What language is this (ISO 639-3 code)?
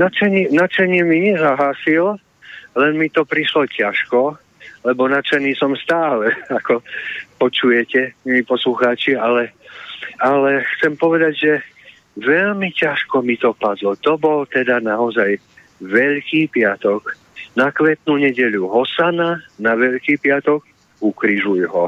slk